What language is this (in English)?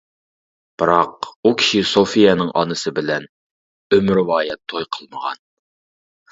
Uyghur